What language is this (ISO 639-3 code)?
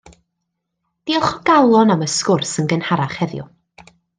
cym